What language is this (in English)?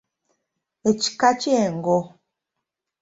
Ganda